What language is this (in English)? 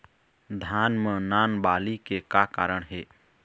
Chhattisgarhi